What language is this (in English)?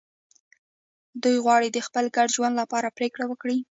Pashto